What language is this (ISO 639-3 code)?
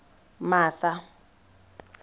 tsn